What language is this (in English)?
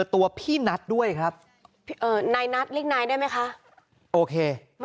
Thai